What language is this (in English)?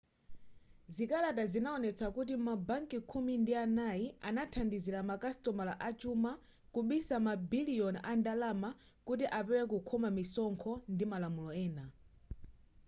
Nyanja